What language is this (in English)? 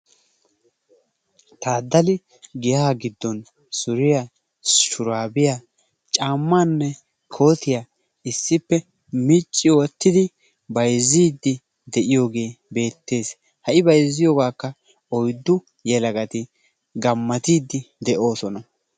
Wolaytta